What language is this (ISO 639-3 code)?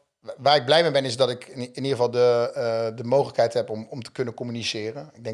nld